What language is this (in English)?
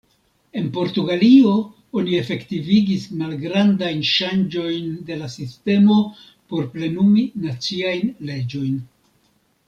Esperanto